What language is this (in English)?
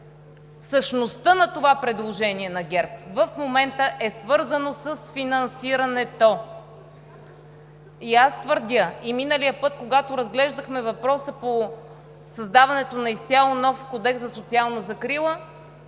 Bulgarian